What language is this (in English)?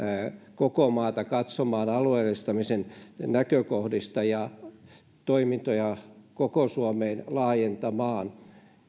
Finnish